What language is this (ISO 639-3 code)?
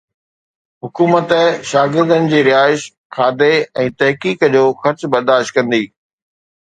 snd